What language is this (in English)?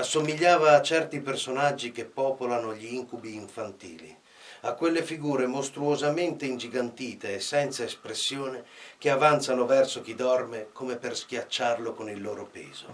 Italian